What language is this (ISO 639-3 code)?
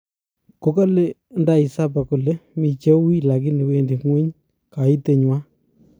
kln